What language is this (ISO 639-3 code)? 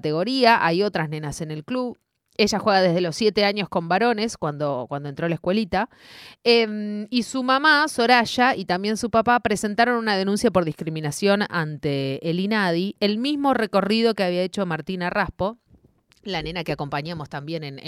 spa